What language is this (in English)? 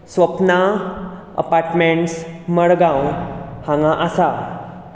Konkani